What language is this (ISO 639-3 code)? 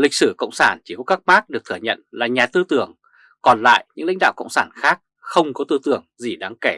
vie